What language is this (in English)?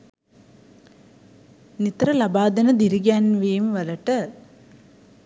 Sinhala